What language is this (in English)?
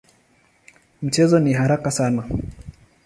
Swahili